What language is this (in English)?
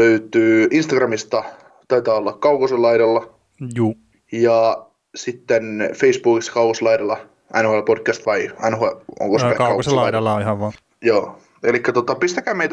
Finnish